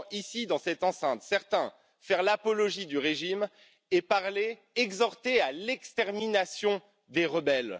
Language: French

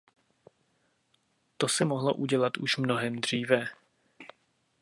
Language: Czech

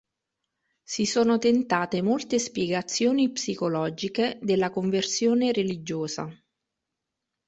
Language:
Italian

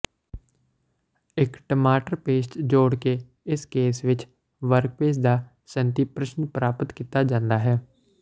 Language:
Punjabi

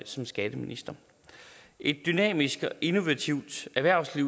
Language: Danish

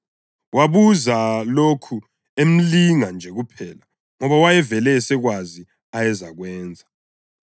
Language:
North Ndebele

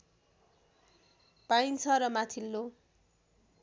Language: Nepali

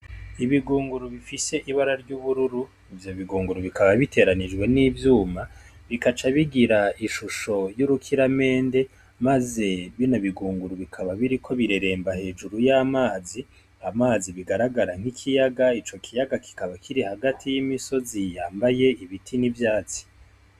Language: Rundi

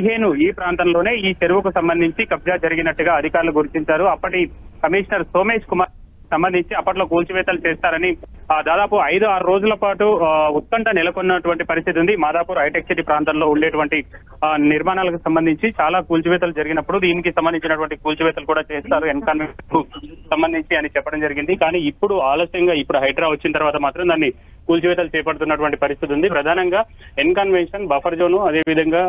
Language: Telugu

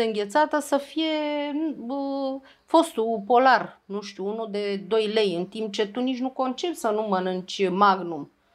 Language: Romanian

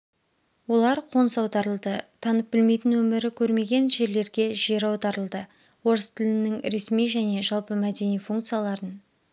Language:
Kazakh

